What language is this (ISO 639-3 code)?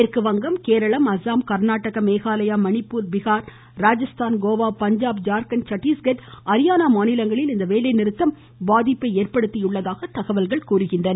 tam